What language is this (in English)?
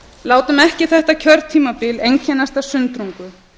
Icelandic